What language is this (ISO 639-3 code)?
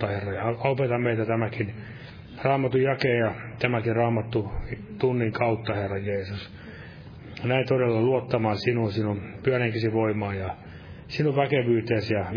fin